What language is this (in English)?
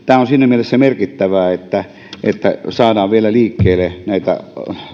Finnish